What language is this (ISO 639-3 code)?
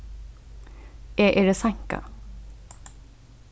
fao